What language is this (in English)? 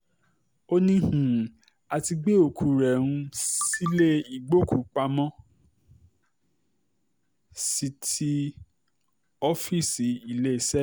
Yoruba